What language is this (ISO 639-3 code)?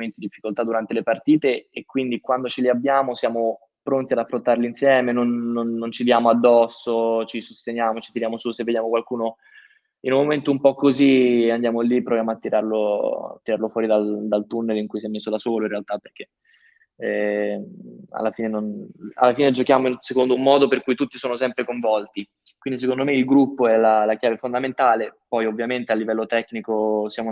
ita